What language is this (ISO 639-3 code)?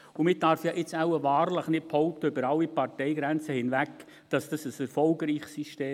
gsw